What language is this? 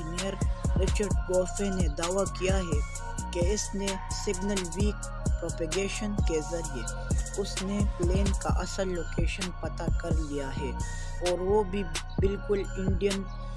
Urdu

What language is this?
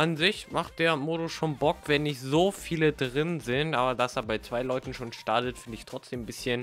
German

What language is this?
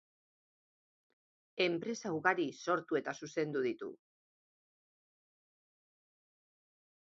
Basque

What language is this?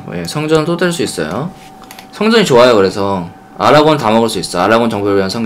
Korean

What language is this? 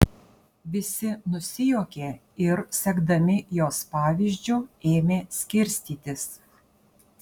Lithuanian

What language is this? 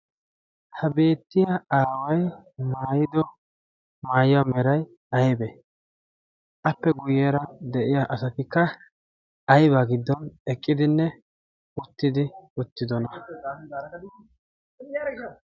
Wolaytta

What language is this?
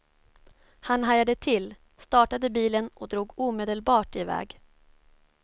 Swedish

